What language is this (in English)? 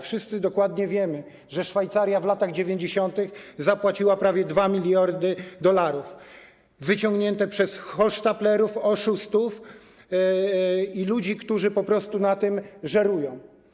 Polish